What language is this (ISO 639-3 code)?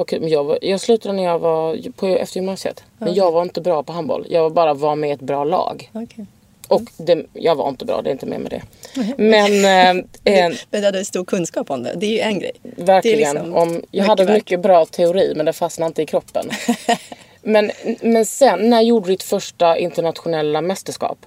swe